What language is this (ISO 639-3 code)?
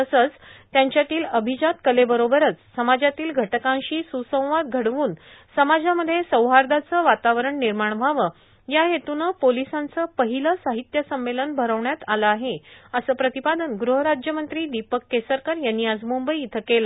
mar